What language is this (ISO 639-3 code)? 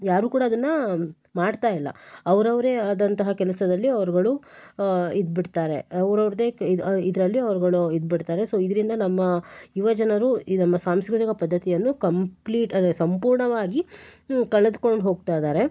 kan